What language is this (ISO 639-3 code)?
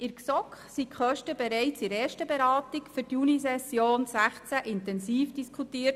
gsw